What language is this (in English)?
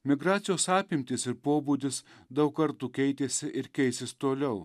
Lithuanian